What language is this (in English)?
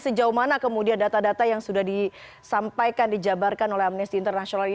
Indonesian